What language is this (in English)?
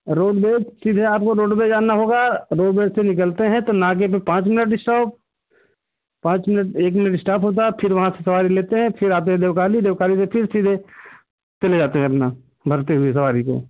Hindi